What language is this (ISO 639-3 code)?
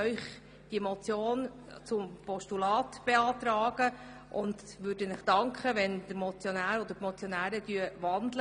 gsw